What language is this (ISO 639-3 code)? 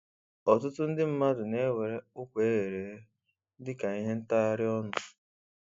ibo